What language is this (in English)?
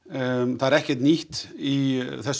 Icelandic